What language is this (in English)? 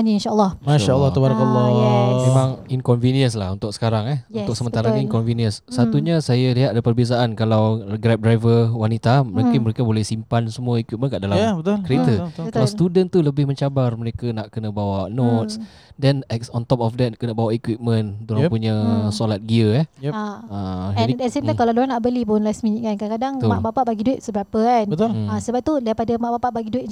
Malay